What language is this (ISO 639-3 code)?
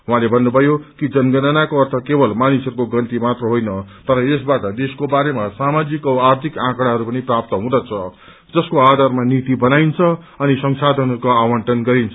nep